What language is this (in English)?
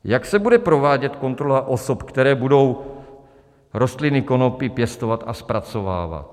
Czech